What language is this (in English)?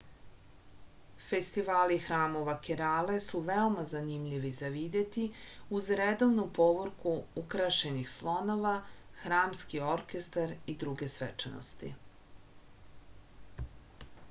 Serbian